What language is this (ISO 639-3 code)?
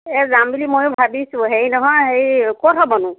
asm